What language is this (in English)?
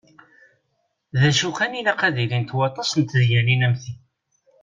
Kabyle